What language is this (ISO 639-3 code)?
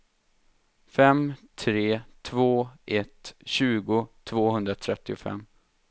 swe